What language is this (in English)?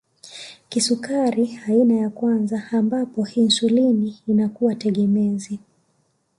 Swahili